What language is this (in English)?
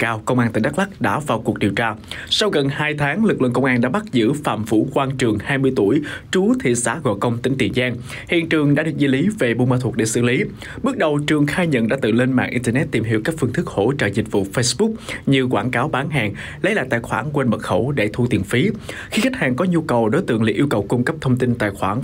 Vietnamese